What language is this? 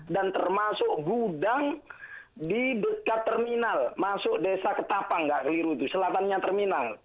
Indonesian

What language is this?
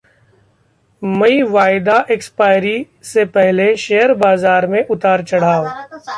Hindi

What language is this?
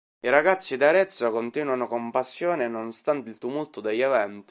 Italian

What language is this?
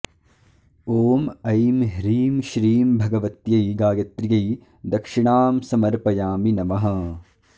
Sanskrit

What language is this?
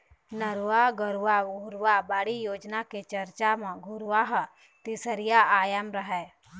Chhattisgarhi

